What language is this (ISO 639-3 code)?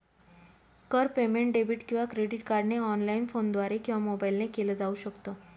mar